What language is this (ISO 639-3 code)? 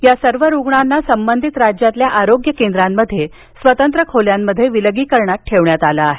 mar